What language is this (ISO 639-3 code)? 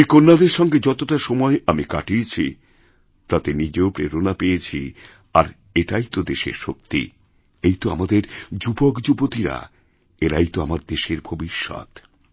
ben